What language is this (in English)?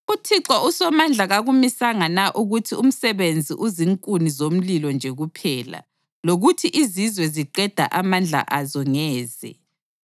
North Ndebele